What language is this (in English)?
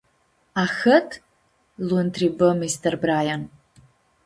Aromanian